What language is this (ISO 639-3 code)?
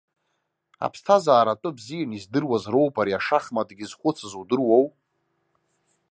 abk